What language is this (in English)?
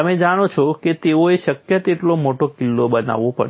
Gujarati